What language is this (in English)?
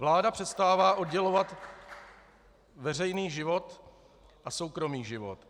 Czech